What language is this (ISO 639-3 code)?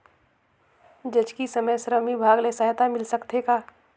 hne